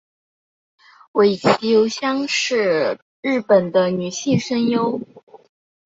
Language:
Chinese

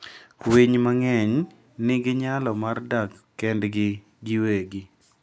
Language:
Luo (Kenya and Tanzania)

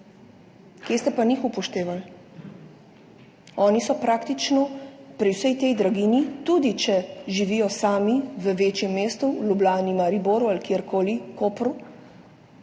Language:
Slovenian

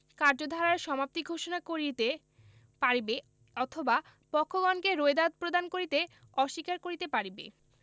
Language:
Bangla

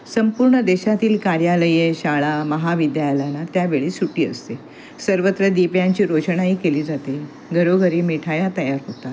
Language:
Marathi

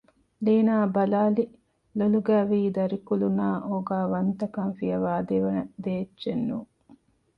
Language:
Divehi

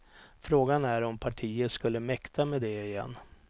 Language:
Swedish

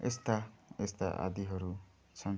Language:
Nepali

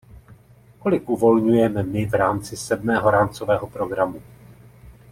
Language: Czech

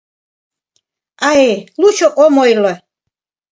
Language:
Mari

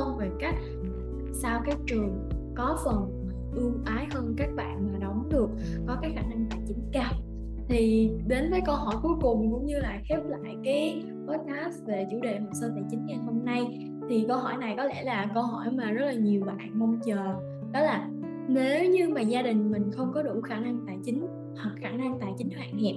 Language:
Vietnamese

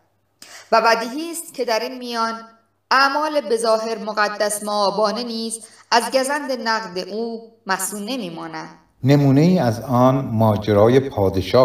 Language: Persian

